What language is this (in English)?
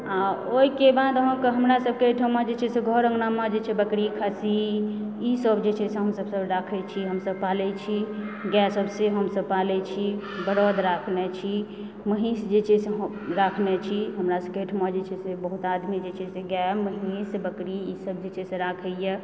Maithili